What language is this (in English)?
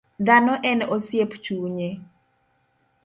Luo (Kenya and Tanzania)